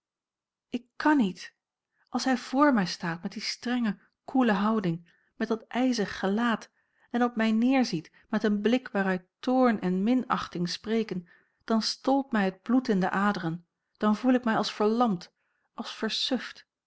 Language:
Dutch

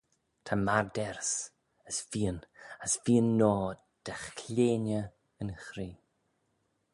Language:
Manx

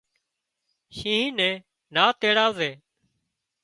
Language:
Wadiyara Koli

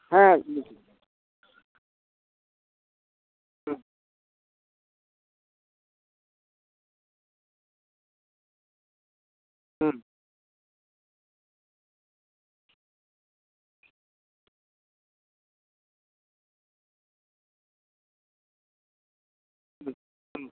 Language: Santali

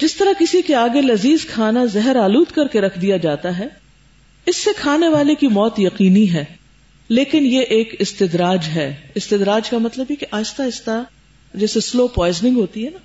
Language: Urdu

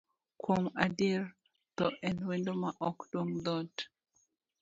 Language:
Luo (Kenya and Tanzania)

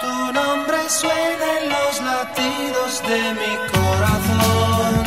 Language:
Romanian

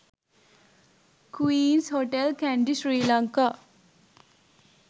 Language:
Sinhala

